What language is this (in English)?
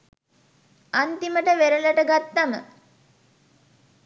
Sinhala